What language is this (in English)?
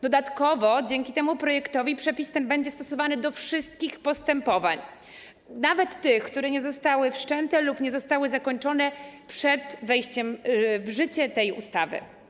Polish